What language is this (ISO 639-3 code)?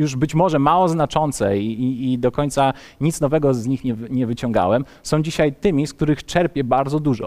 pol